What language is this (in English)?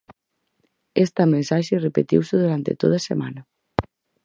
Galician